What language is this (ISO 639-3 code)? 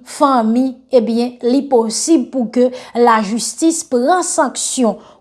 fra